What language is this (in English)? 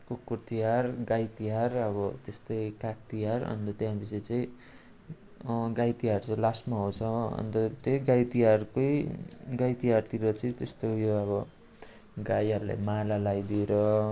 Nepali